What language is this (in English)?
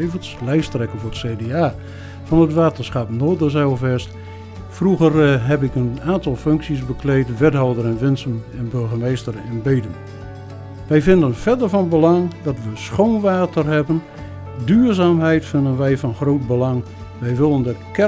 Dutch